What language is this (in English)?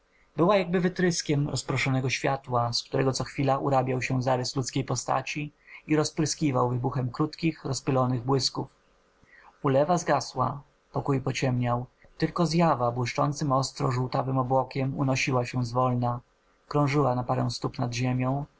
Polish